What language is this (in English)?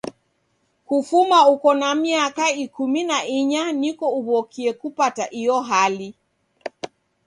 Taita